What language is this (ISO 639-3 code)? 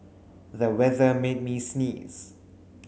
eng